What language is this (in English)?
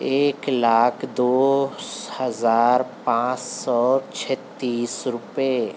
Urdu